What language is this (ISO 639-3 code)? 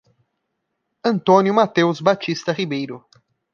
por